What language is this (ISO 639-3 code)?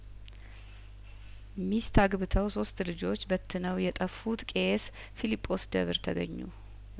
amh